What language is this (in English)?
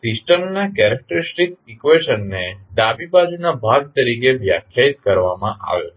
Gujarati